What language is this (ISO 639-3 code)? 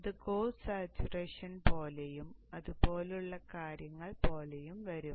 mal